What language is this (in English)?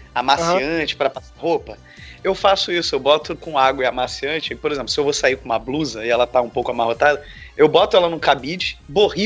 Portuguese